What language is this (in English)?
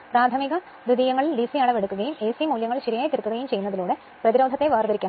Malayalam